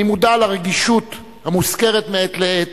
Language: Hebrew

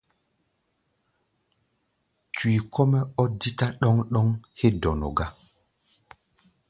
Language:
Gbaya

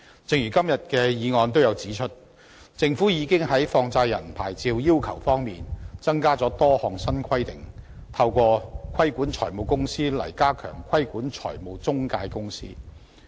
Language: Cantonese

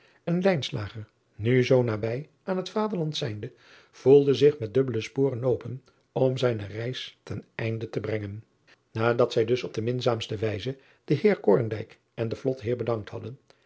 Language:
Dutch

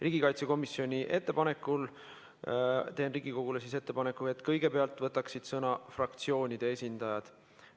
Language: Estonian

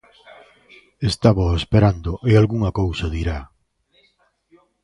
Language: Galician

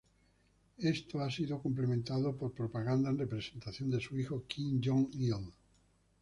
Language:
Spanish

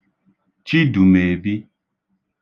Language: Igbo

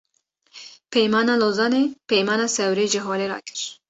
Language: Kurdish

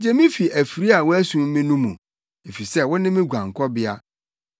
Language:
Akan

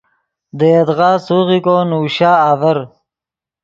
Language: Yidgha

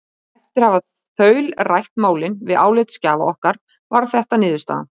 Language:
Icelandic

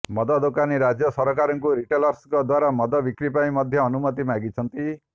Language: Odia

